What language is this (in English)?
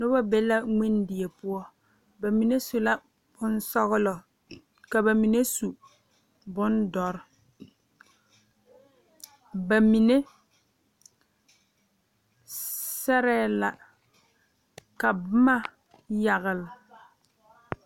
Southern Dagaare